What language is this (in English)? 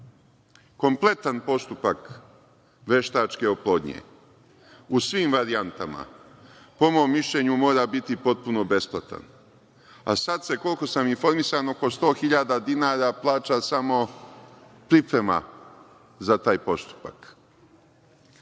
Serbian